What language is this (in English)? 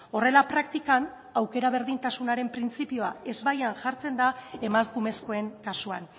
Basque